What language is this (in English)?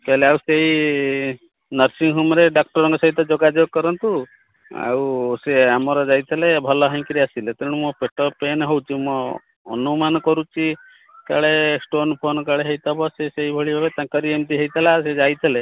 Odia